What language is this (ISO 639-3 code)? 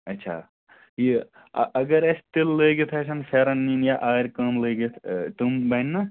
kas